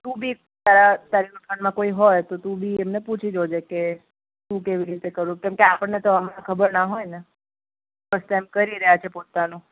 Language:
Gujarati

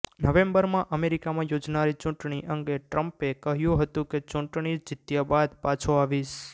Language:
Gujarati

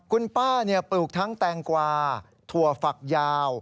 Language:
Thai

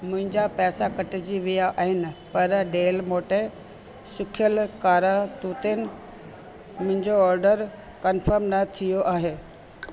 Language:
Sindhi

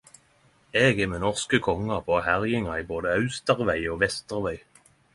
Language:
Norwegian Nynorsk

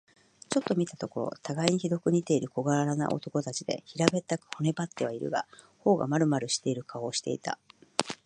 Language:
Japanese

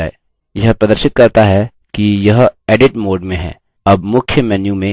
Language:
Hindi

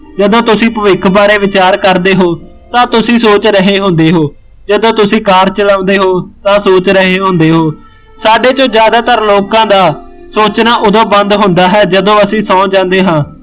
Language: Punjabi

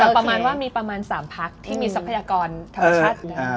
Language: Thai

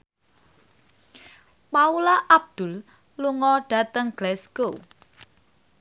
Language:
Javanese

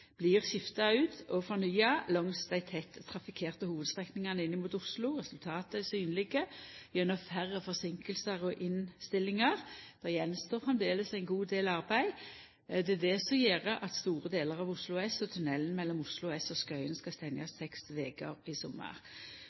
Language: Norwegian Nynorsk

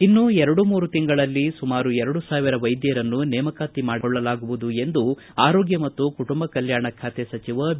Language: Kannada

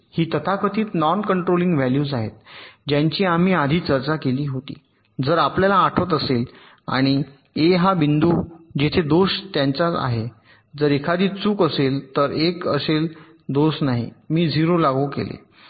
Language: Marathi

